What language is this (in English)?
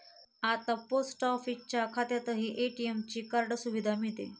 Marathi